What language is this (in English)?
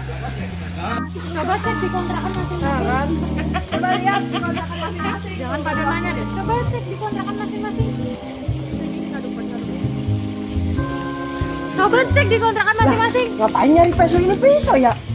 Indonesian